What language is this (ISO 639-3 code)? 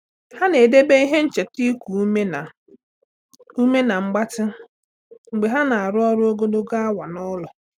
ibo